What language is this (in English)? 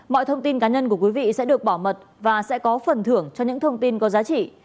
Vietnamese